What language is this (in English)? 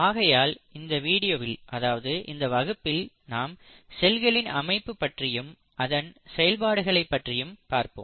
Tamil